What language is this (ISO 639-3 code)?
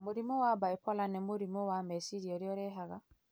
kik